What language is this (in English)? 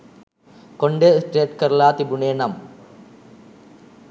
Sinhala